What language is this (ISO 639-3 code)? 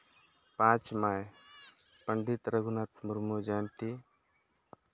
sat